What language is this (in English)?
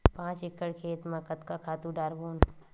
Chhattisgarhi